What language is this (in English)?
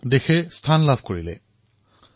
Assamese